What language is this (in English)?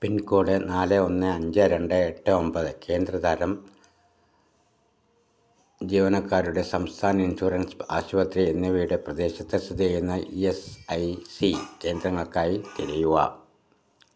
Malayalam